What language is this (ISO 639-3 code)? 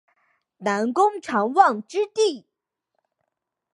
zho